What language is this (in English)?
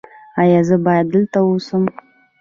Pashto